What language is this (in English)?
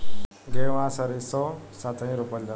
Bhojpuri